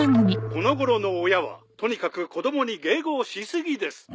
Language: Japanese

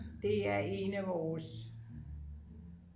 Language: Danish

